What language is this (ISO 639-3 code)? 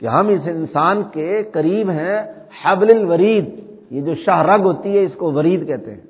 urd